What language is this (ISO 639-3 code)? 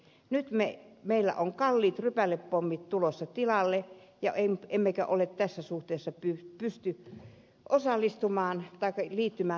fin